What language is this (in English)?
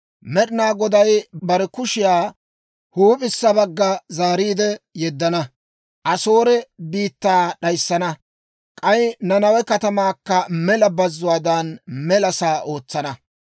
Dawro